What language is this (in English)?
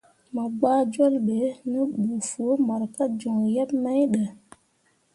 Mundang